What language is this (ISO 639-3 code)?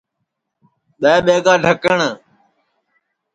ssi